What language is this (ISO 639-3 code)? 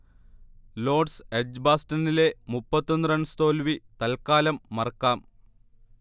mal